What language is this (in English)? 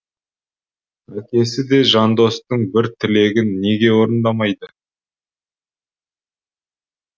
Kazakh